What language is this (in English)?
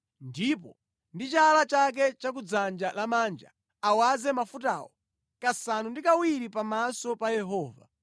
Nyanja